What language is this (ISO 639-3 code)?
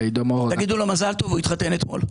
heb